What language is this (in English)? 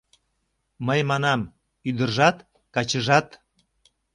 Mari